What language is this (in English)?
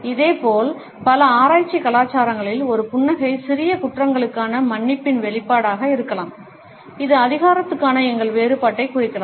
Tamil